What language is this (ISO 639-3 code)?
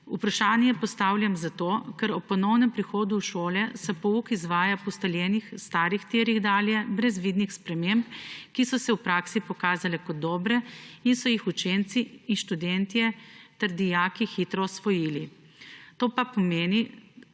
slv